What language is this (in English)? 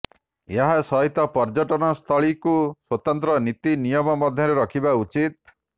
Odia